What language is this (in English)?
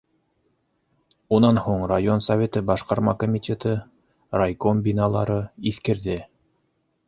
Bashkir